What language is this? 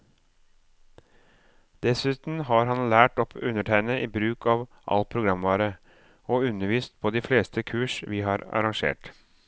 Norwegian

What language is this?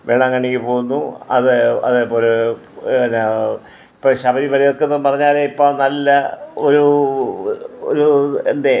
Malayalam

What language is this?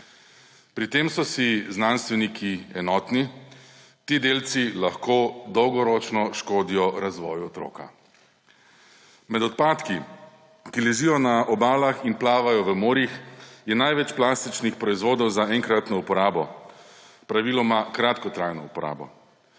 Slovenian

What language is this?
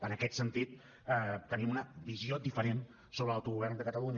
Catalan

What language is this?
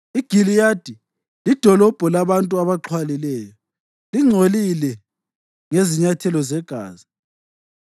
North Ndebele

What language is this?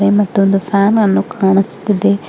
Kannada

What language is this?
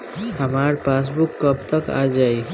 Bhojpuri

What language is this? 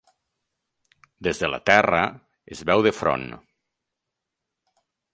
Catalan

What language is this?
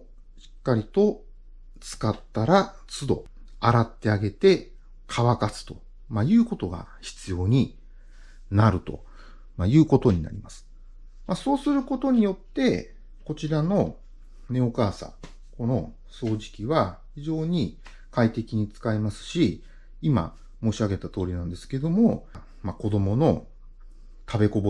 Japanese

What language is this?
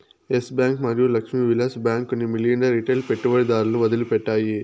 Telugu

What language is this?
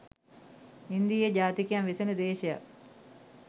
Sinhala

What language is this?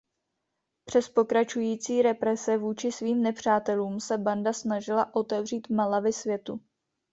Czech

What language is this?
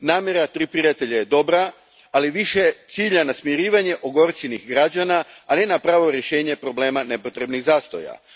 Croatian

